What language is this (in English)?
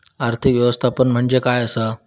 Marathi